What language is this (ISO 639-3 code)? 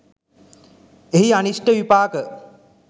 sin